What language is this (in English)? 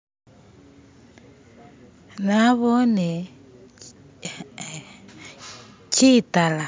Masaaba